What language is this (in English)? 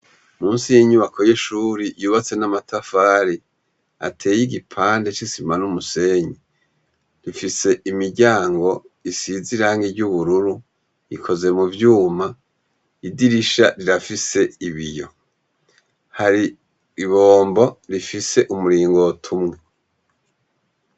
Rundi